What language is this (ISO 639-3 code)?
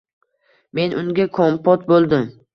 uzb